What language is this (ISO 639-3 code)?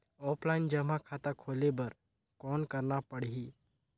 hne